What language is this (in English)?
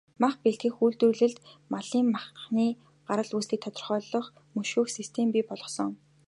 Mongolian